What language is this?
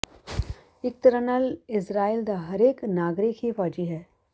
Punjabi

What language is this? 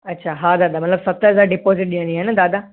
Sindhi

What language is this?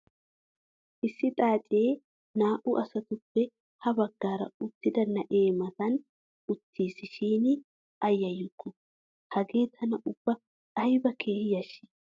Wolaytta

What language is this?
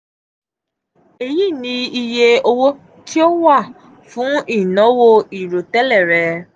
Yoruba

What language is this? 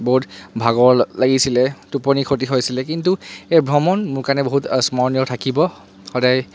Assamese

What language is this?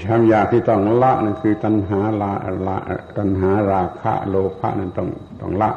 Thai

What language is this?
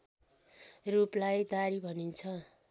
Nepali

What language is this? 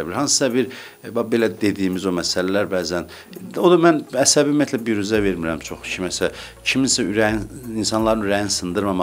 Dutch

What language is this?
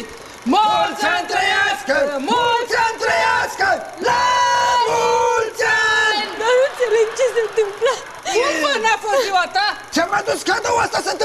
Romanian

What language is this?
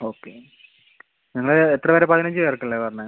Malayalam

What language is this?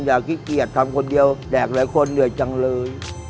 Thai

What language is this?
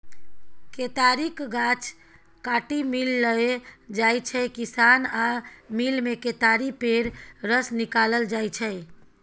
Maithili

